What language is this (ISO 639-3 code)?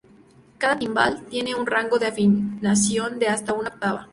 spa